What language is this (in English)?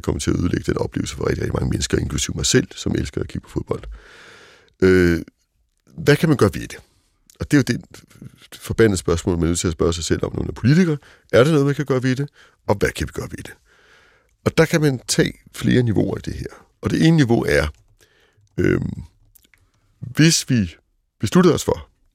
Danish